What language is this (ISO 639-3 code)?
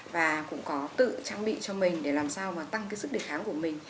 vie